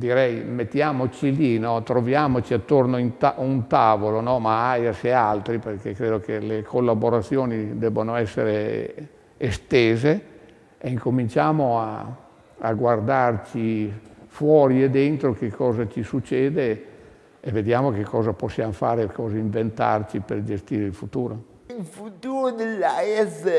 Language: Italian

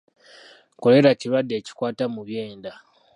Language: Ganda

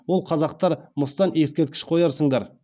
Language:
Kazakh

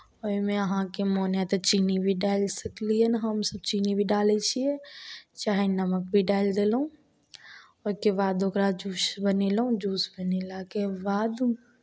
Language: Maithili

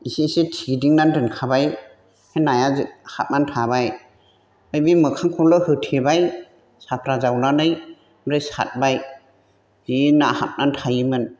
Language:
Bodo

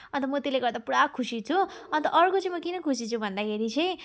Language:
Nepali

